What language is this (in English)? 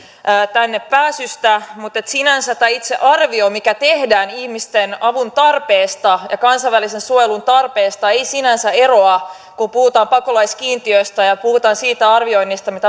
Finnish